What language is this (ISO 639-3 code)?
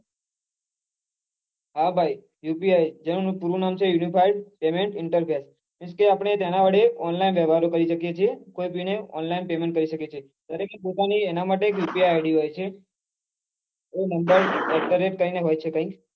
guj